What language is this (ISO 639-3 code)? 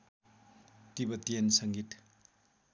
nep